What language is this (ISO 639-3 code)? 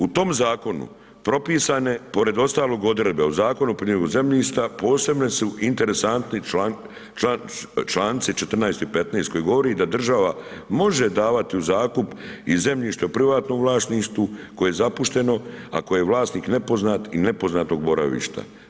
hrv